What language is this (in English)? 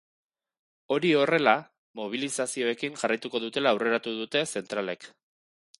Basque